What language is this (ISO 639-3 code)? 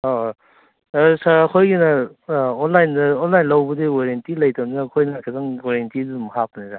mni